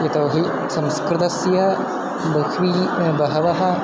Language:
Sanskrit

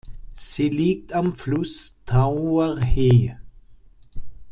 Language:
German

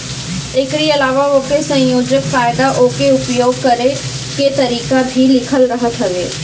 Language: Bhojpuri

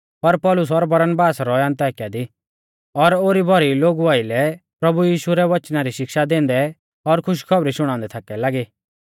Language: Mahasu Pahari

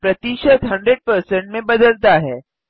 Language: Hindi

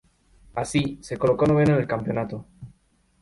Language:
Spanish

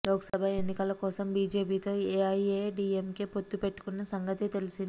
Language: Telugu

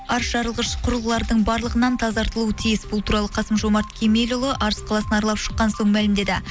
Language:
Kazakh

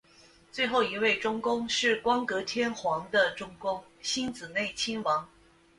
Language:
Chinese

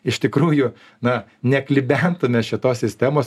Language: Lithuanian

